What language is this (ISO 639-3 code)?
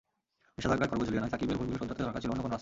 ben